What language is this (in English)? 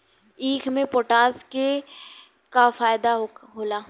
Bhojpuri